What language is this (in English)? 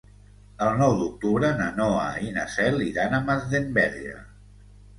Catalan